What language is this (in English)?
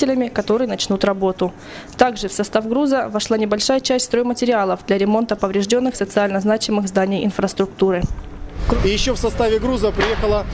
Russian